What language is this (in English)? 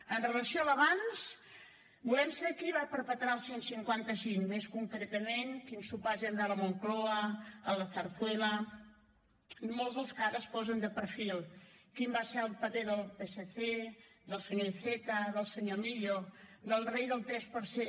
Catalan